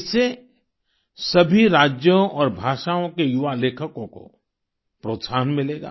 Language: Hindi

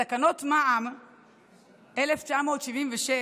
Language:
Hebrew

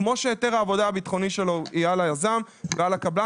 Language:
Hebrew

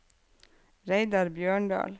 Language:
Norwegian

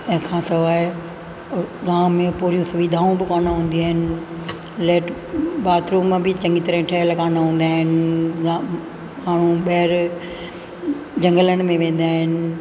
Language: Sindhi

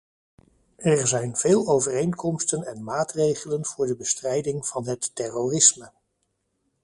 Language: Dutch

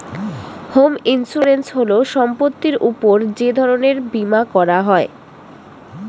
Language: Bangla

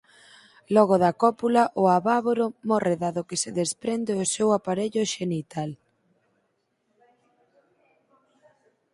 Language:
Galician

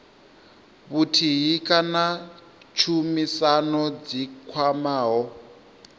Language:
Venda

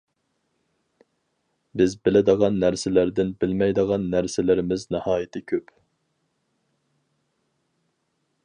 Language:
Uyghur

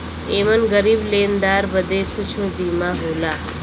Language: Bhojpuri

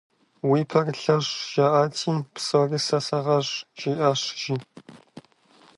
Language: Kabardian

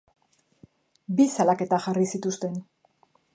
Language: Basque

